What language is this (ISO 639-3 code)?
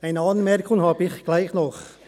gsw